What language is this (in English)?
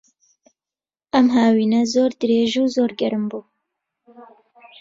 Central Kurdish